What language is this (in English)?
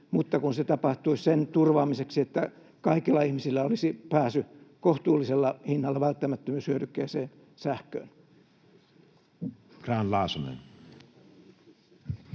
Finnish